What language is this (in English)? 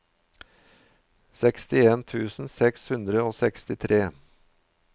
Norwegian